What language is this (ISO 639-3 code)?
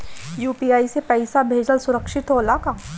bho